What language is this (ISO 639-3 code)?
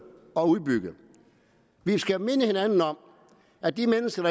dan